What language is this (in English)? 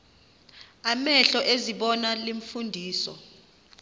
Xhosa